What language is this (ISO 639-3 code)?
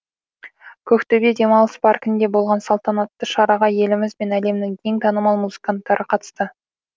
kaz